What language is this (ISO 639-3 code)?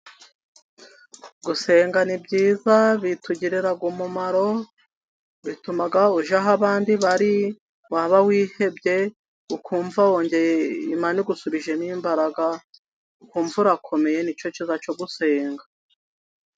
kin